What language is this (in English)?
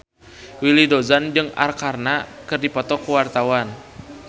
Sundanese